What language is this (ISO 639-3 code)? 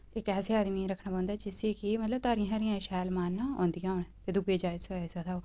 doi